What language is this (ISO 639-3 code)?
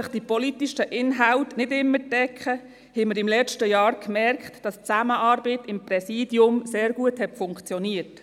gsw